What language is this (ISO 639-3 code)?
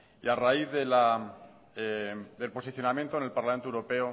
spa